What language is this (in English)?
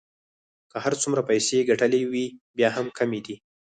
Pashto